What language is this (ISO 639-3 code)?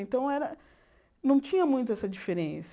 por